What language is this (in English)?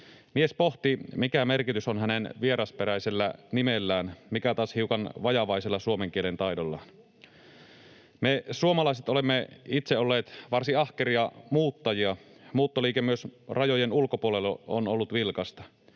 Finnish